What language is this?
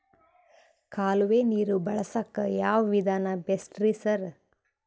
Kannada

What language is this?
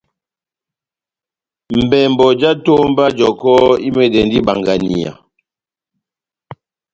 Batanga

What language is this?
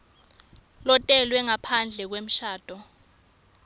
Swati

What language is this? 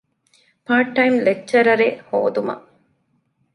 Divehi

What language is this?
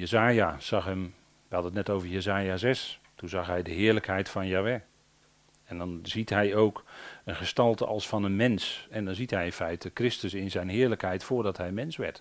Dutch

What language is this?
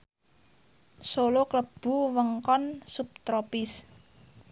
Javanese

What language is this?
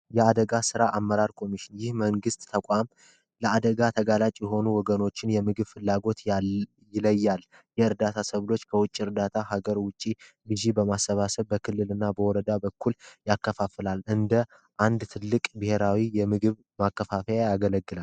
Amharic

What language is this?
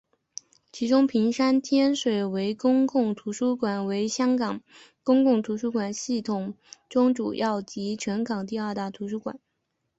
Chinese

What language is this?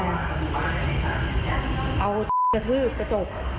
Thai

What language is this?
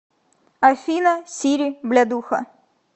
Russian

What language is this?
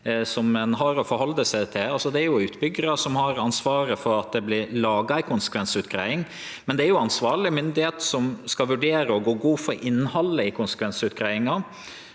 Norwegian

